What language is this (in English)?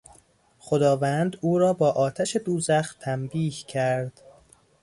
Persian